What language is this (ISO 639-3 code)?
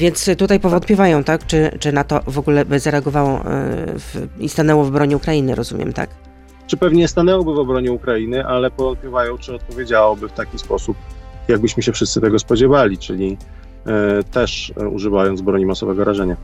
pol